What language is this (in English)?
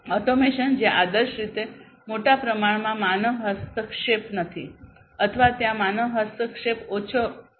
Gujarati